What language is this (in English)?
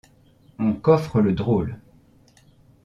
French